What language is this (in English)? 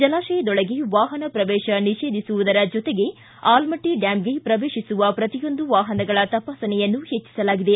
Kannada